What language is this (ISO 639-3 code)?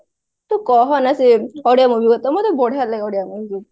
ori